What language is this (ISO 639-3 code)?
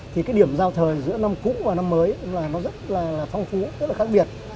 vie